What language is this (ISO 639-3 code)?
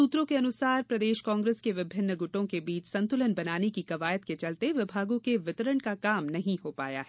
hin